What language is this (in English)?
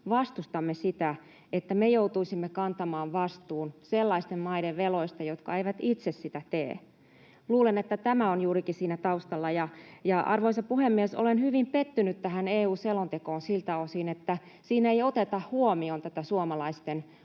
Finnish